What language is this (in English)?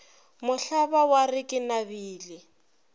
Northern Sotho